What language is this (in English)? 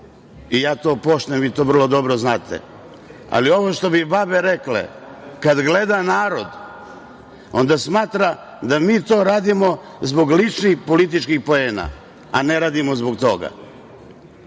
Serbian